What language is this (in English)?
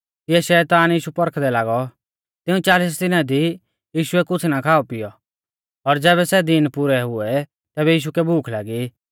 Mahasu Pahari